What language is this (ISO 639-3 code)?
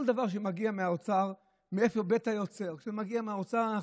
heb